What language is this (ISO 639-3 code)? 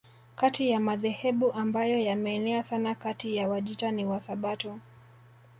swa